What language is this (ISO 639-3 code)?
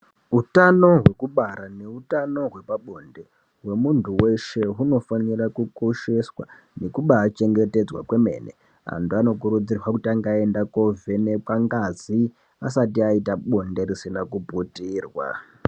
ndc